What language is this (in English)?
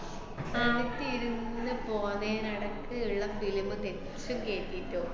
Malayalam